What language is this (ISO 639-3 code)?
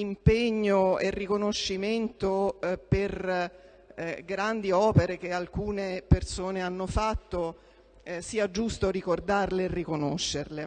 ita